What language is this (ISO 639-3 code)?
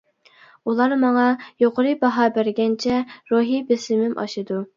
uig